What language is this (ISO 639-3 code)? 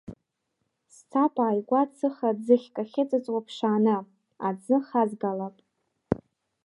abk